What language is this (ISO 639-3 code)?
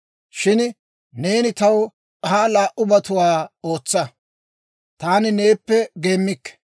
dwr